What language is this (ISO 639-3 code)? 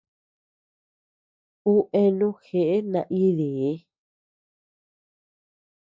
cux